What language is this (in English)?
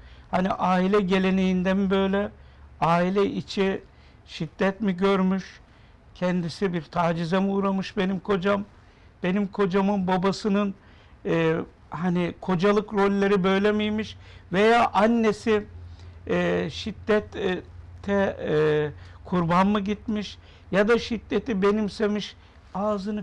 Turkish